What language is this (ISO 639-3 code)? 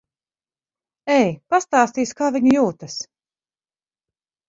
lav